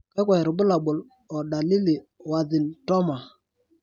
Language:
Masai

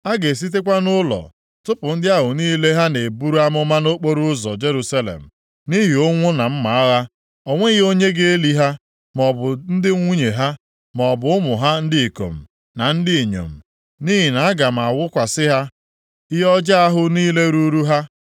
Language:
Igbo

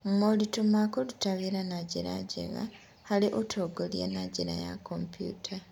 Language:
Kikuyu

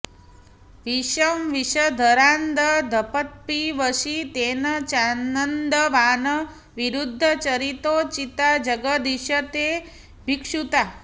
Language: Sanskrit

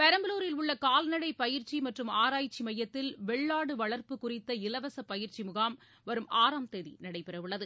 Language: Tamil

